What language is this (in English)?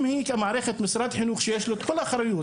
Hebrew